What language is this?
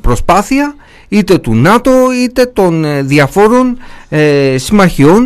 Greek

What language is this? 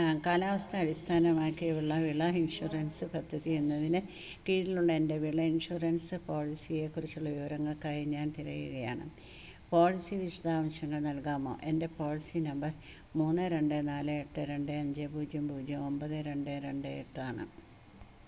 Malayalam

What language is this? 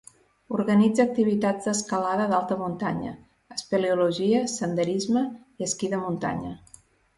Catalan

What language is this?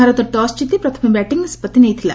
Odia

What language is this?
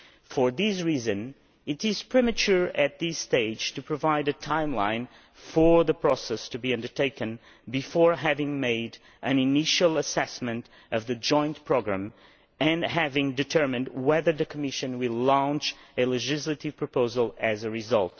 English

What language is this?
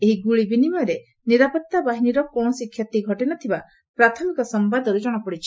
Odia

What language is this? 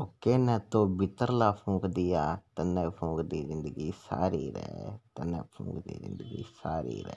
Hindi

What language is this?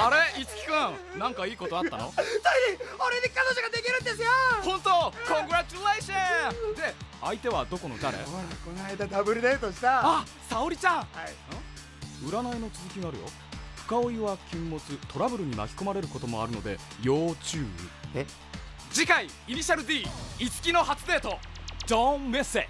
Japanese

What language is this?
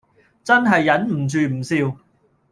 Cantonese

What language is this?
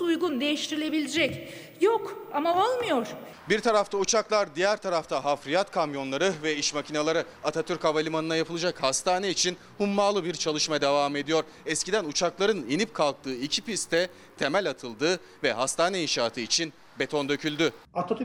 Turkish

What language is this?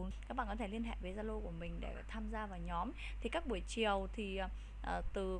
Vietnamese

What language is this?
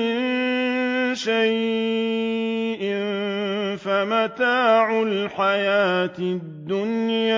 Arabic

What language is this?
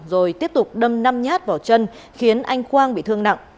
Vietnamese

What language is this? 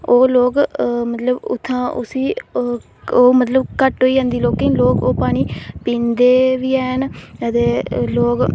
Dogri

